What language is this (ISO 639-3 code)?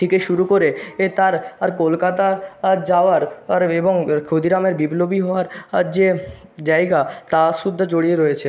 ben